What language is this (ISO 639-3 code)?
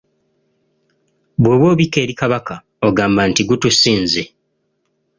lug